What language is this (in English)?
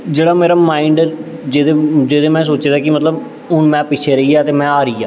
Dogri